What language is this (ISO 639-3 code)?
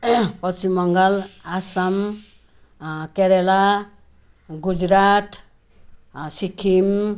nep